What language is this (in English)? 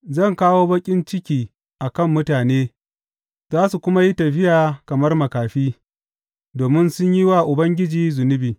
Hausa